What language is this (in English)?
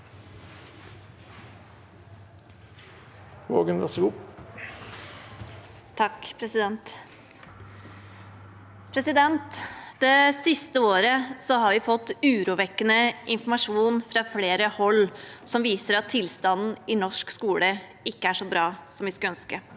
Norwegian